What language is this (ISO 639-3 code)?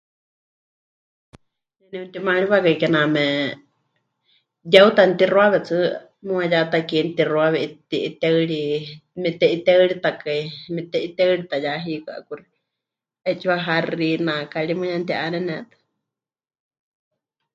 hch